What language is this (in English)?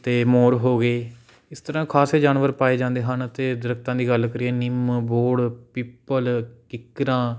Punjabi